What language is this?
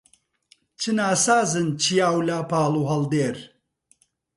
Central Kurdish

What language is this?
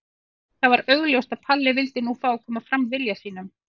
Icelandic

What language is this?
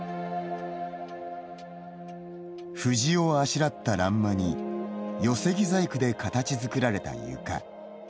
Japanese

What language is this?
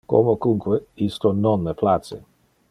Interlingua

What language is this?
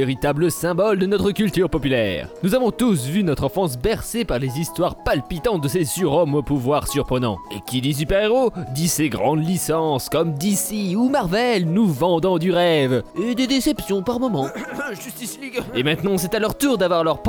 French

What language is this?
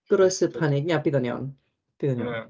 Welsh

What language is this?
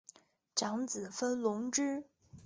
Chinese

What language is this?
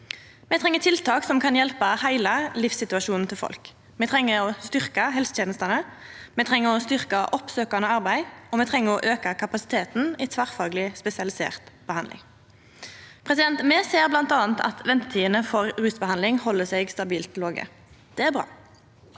Norwegian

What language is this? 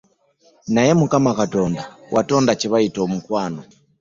Ganda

